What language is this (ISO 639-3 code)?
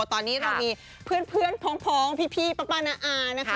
tha